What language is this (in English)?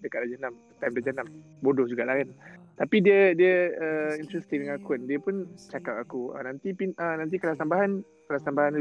Malay